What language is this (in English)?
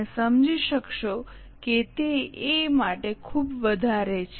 Gujarati